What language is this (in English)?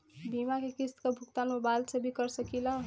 Bhojpuri